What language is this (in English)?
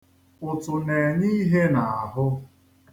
Igbo